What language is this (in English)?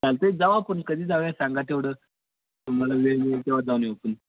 Marathi